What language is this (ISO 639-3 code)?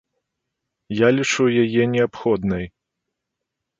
bel